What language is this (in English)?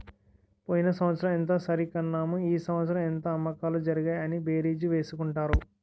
Telugu